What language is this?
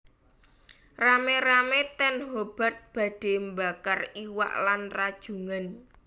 Javanese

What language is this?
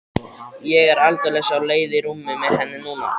Icelandic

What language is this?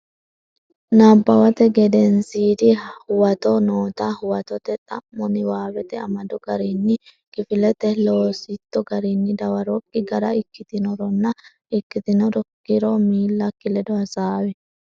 Sidamo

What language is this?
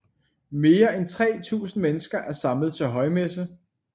Danish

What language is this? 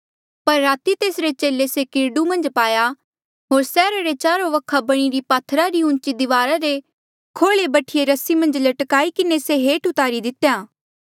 Mandeali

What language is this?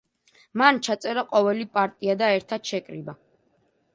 Georgian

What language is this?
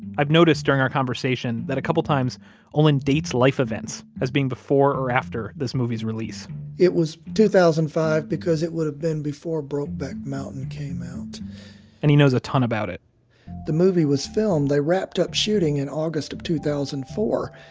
English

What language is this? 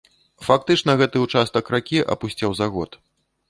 Belarusian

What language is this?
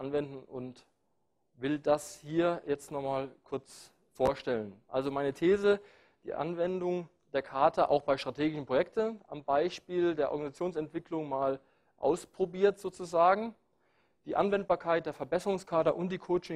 German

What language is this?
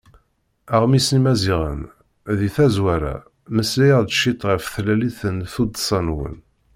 Kabyle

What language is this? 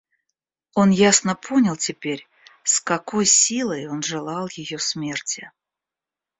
Russian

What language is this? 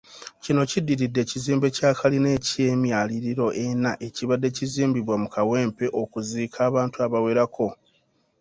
Ganda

